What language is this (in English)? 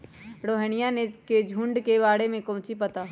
Magahi